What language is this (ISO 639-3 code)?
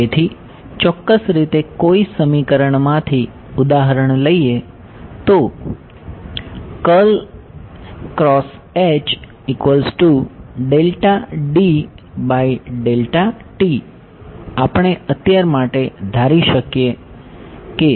guj